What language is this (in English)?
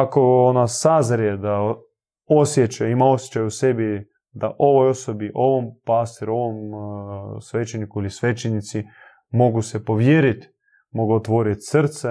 Croatian